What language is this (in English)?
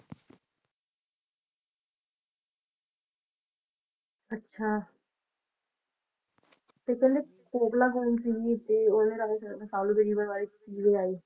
Punjabi